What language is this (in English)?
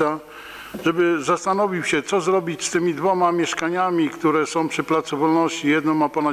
Polish